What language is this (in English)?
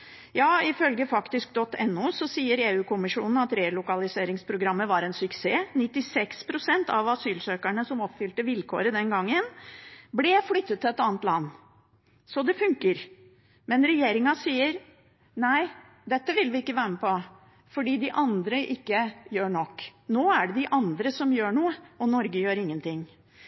Norwegian Bokmål